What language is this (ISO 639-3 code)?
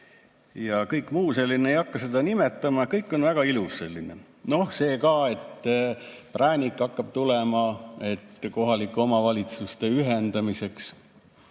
est